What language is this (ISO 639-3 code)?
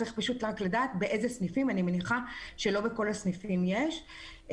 heb